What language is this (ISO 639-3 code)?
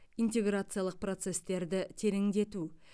kaz